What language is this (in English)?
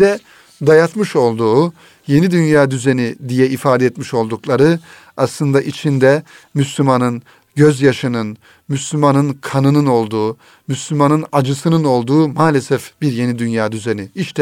Turkish